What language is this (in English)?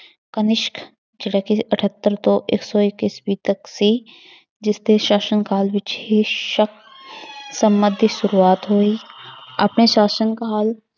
Punjabi